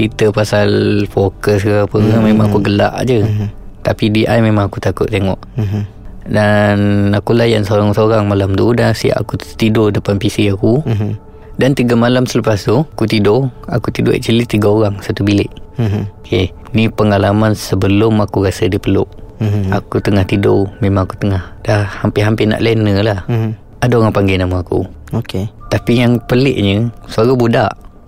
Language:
Malay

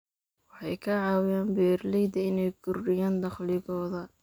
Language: Somali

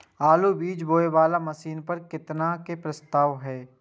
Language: Maithili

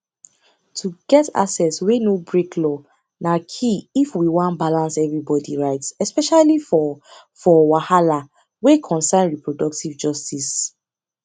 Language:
Nigerian Pidgin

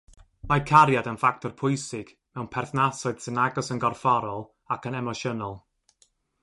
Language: Welsh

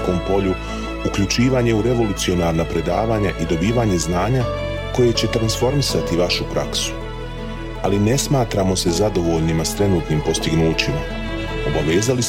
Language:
Croatian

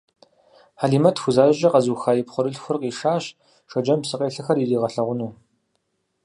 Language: Kabardian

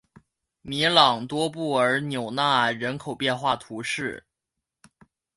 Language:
Chinese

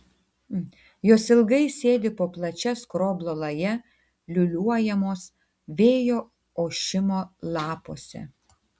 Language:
Lithuanian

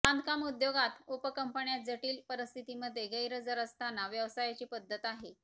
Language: Marathi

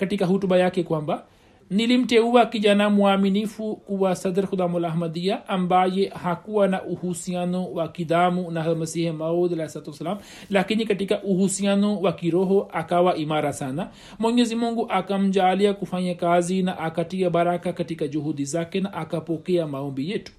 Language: Swahili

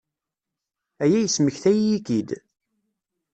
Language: Kabyle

